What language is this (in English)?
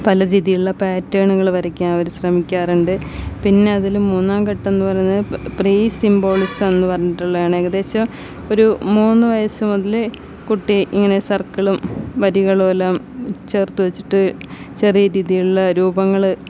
Malayalam